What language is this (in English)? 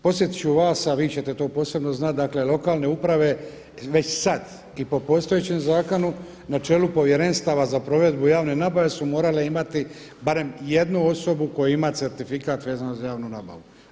Croatian